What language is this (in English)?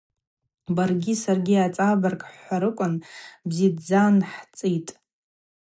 Abaza